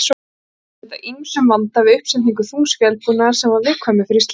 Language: Icelandic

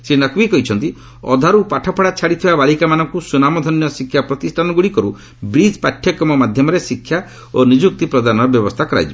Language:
Odia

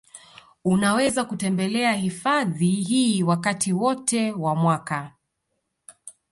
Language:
Swahili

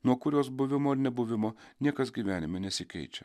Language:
Lithuanian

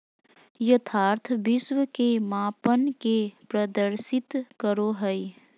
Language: Magahi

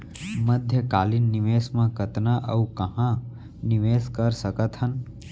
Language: Chhattisgarhi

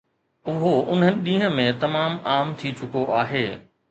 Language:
Sindhi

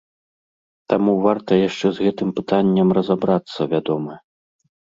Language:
Belarusian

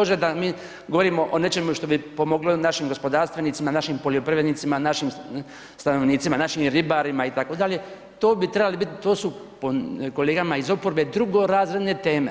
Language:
Croatian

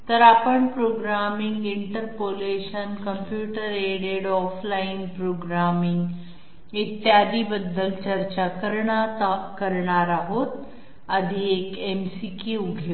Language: Marathi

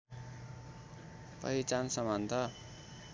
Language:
Nepali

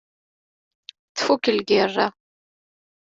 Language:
Kabyle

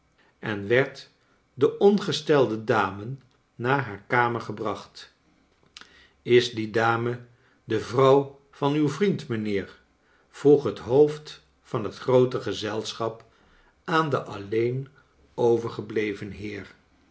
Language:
Dutch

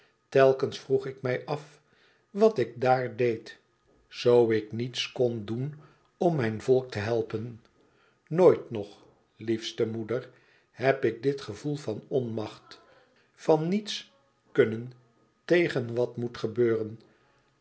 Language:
Dutch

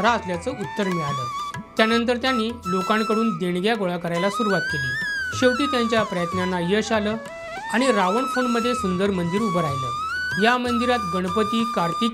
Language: Marathi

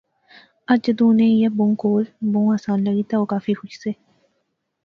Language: Pahari-Potwari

